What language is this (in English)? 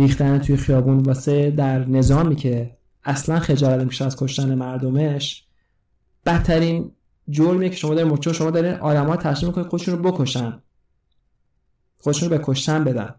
Persian